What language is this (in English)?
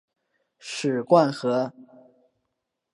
Chinese